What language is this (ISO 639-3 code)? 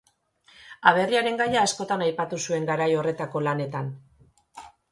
eus